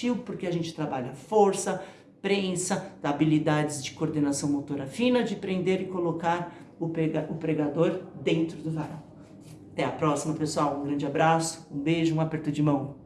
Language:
Portuguese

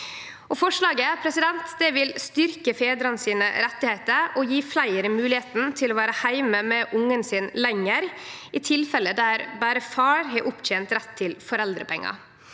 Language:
Norwegian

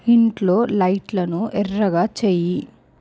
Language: Telugu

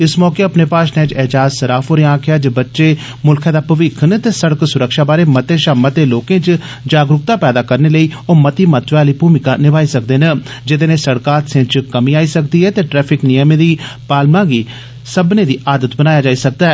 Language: Dogri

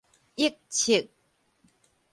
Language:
Min Nan Chinese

